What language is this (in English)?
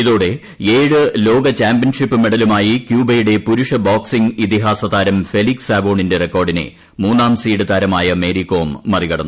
Malayalam